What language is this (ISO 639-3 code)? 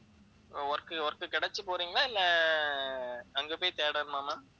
tam